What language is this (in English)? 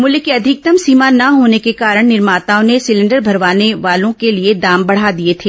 Hindi